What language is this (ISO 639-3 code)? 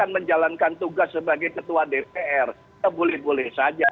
ind